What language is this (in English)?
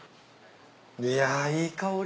Japanese